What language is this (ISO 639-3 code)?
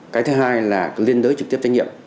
vie